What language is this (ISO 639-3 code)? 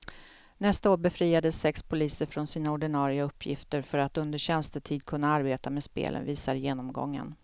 swe